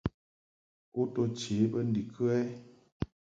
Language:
Mungaka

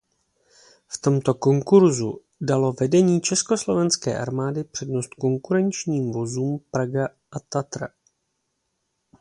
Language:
Czech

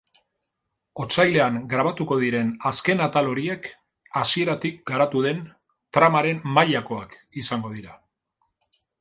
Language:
Basque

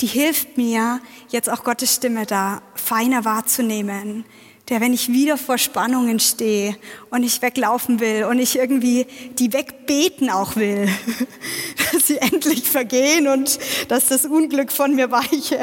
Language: German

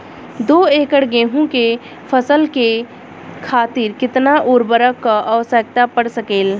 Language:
Bhojpuri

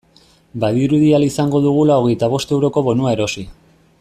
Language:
Basque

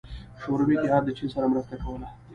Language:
Pashto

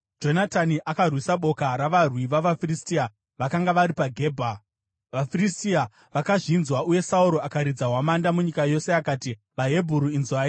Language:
Shona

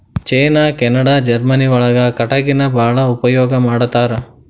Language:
Kannada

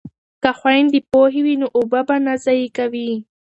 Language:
Pashto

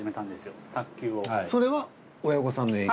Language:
Japanese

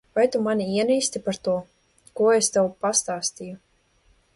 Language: Latvian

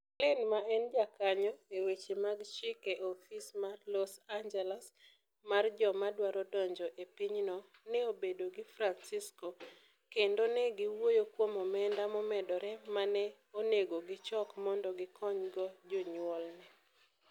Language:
Luo (Kenya and Tanzania)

